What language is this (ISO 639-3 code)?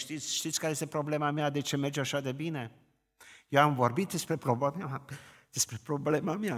ron